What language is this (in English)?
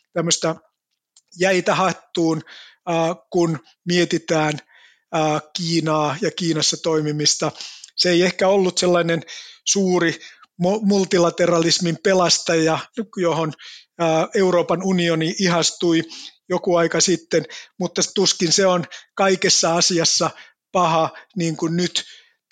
Finnish